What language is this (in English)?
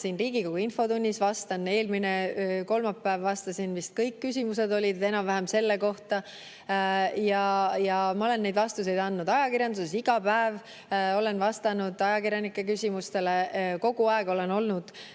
Estonian